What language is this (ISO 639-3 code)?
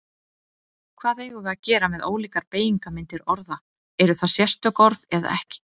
isl